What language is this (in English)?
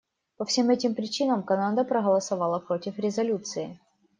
Russian